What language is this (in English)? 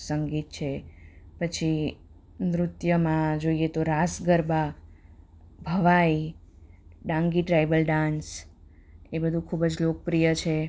Gujarati